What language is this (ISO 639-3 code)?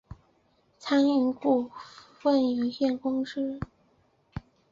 zho